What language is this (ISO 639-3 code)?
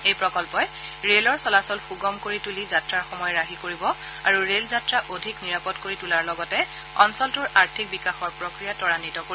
asm